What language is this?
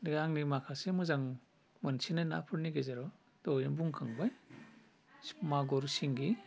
Bodo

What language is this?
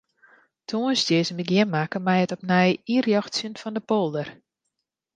Western Frisian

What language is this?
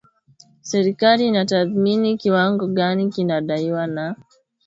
Swahili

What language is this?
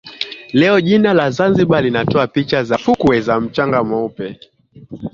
Swahili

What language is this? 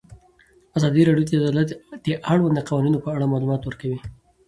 Pashto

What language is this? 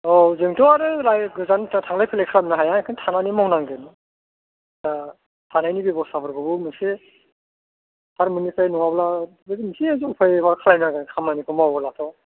Bodo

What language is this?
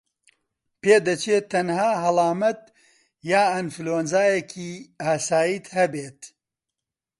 Central Kurdish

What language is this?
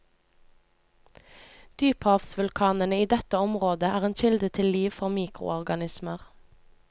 Norwegian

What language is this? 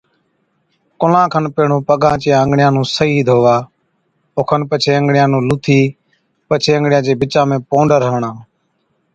Od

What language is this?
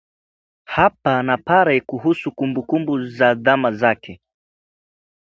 Swahili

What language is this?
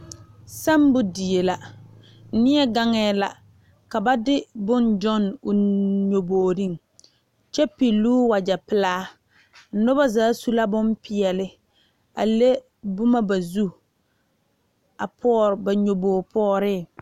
Southern Dagaare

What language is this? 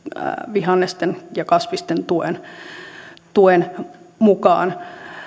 Finnish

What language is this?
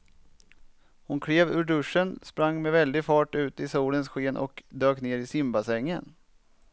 Swedish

